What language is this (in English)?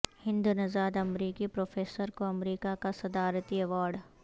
Urdu